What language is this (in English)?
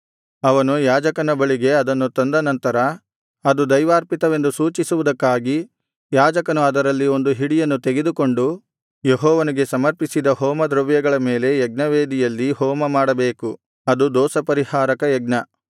Kannada